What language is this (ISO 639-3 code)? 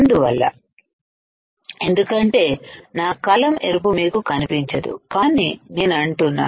tel